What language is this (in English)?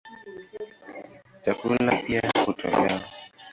Swahili